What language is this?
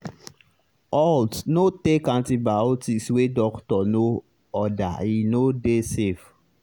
Nigerian Pidgin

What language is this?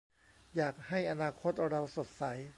Thai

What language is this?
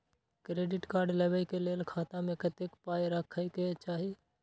Maithili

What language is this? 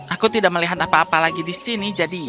Indonesian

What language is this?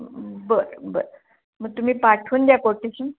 Marathi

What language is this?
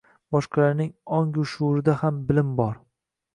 Uzbek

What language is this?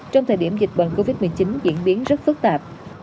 Vietnamese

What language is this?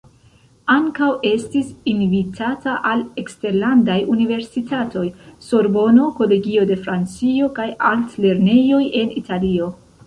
Esperanto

